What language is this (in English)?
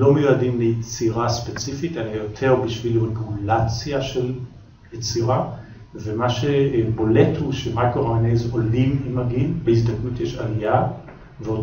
Hebrew